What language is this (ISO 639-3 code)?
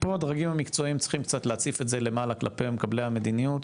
heb